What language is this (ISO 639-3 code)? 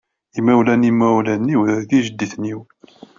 kab